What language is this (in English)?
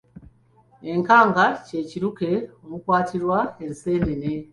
Ganda